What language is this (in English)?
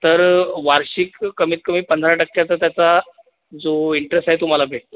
Marathi